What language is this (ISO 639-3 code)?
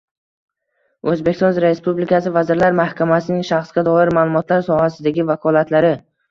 uzb